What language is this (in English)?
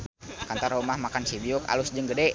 Sundanese